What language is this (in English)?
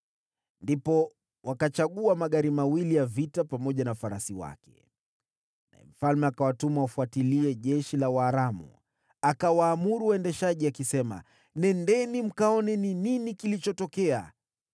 Swahili